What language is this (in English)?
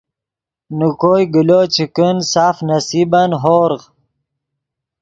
Yidgha